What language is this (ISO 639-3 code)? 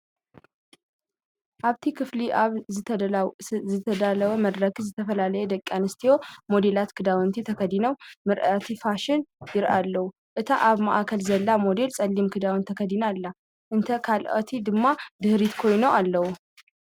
tir